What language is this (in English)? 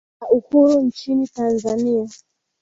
Swahili